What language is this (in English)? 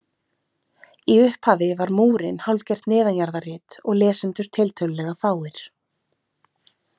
Icelandic